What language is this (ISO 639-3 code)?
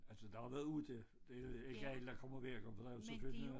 dan